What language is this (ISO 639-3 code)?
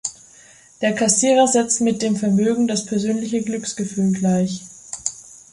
deu